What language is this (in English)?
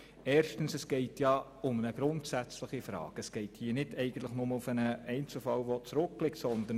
Swiss German